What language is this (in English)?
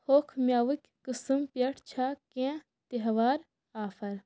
Kashmiri